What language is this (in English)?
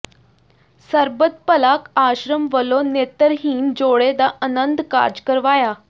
Punjabi